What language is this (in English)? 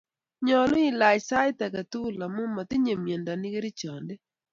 Kalenjin